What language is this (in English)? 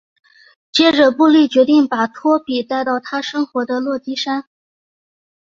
Chinese